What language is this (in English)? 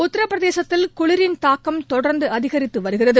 Tamil